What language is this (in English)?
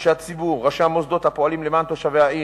Hebrew